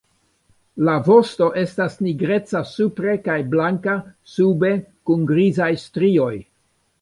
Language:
Esperanto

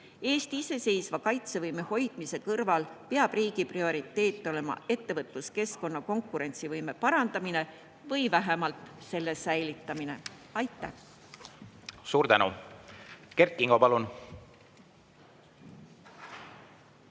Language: Estonian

